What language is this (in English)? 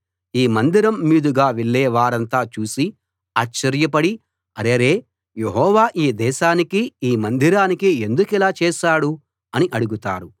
Telugu